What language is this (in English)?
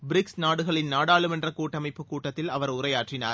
Tamil